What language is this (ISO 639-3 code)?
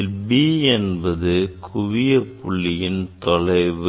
tam